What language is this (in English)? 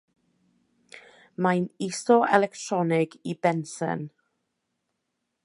Welsh